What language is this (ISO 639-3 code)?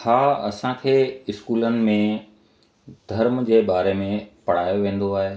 snd